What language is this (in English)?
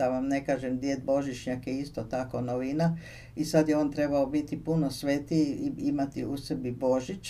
Croatian